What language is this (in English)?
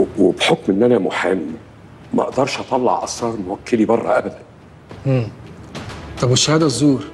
Arabic